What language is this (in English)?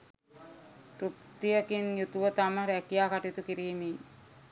Sinhala